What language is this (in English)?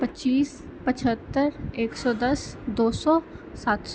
Maithili